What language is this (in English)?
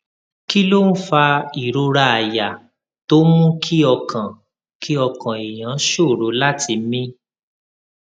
Yoruba